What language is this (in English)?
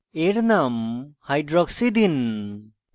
Bangla